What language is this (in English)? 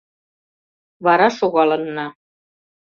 Mari